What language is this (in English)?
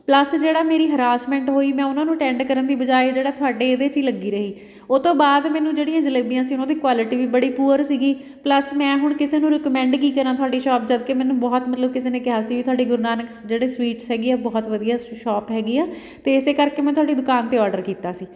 Punjabi